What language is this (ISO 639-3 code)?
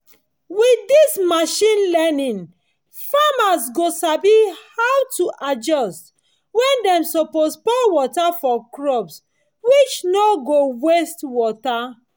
pcm